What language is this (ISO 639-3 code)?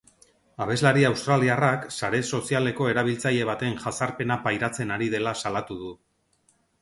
eus